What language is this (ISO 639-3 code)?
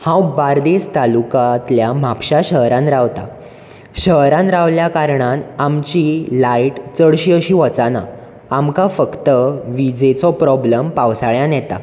kok